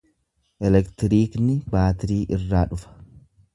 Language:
Oromo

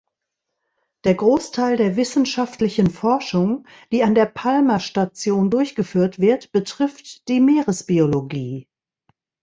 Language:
German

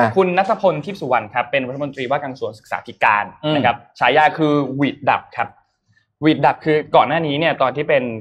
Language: Thai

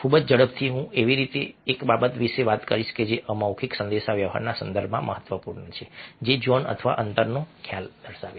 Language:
Gujarati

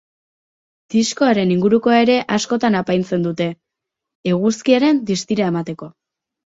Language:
Basque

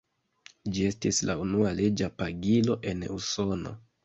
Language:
Esperanto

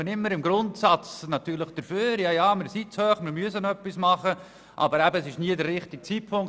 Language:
Swiss German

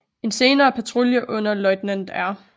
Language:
Danish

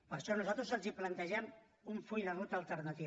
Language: Catalan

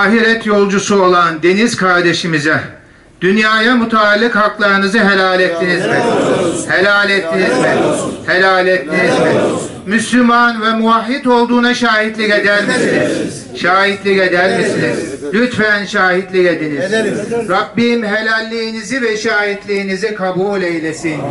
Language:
Turkish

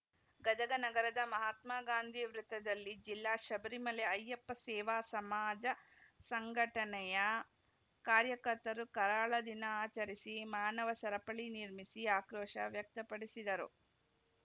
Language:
Kannada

